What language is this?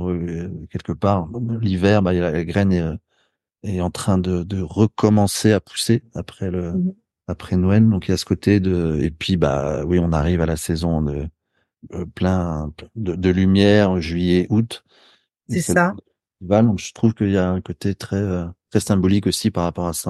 French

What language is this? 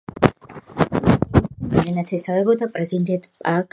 Georgian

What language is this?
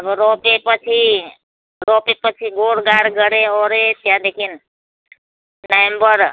Nepali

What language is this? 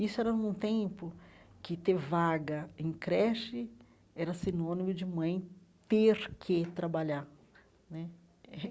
Portuguese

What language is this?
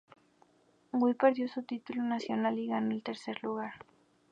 Spanish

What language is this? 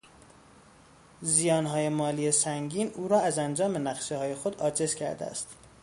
Persian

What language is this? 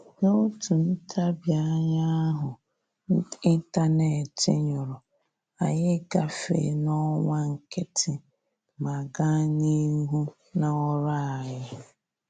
Igbo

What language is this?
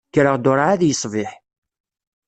Kabyle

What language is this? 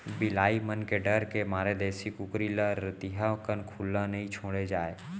Chhattisgarhi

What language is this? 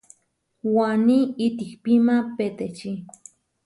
Huarijio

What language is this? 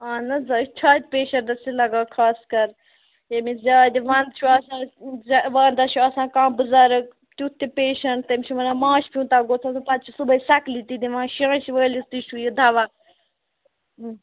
Kashmiri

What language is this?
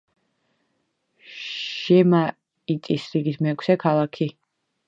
Georgian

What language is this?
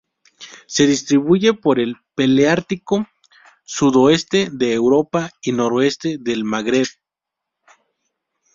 Spanish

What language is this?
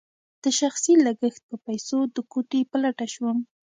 Pashto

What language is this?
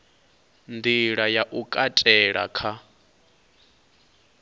Venda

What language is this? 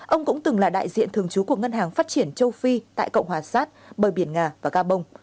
Vietnamese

